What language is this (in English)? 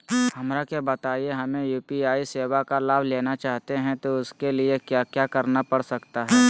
Magahi